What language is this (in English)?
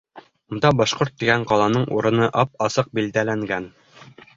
Bashkir